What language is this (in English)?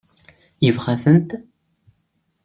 Kabyle